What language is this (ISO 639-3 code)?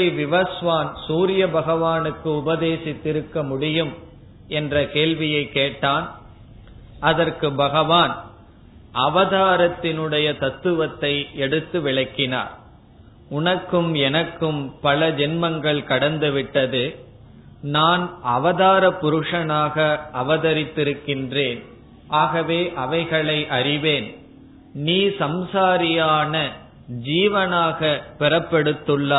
tam